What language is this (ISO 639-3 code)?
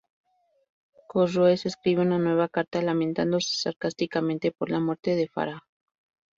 spa